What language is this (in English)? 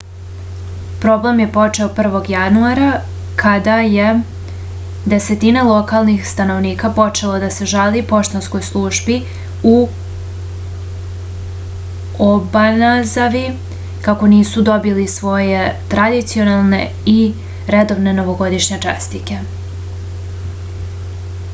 Serbian